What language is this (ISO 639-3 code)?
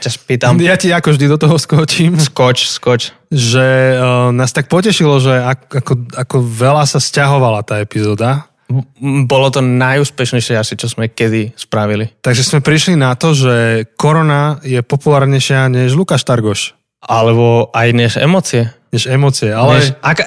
slk